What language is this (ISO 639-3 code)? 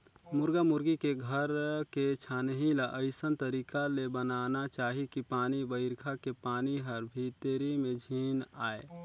hne